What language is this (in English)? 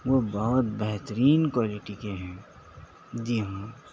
Urdu